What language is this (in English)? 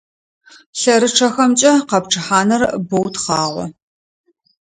Adyghe